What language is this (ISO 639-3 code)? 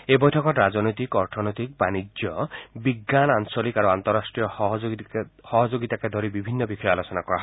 asm